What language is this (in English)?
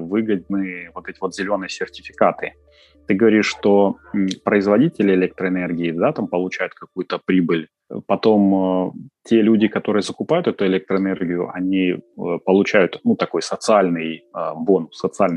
Russian